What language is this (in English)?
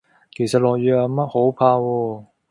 Cantonese